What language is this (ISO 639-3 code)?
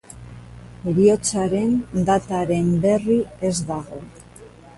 eus